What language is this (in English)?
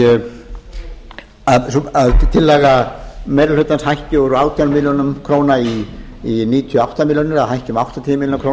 Icelandic